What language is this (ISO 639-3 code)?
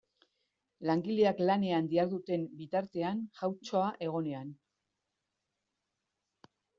eus